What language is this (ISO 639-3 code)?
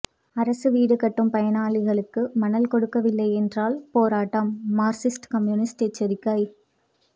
tam